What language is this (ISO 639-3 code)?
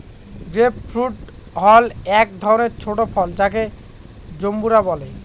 ben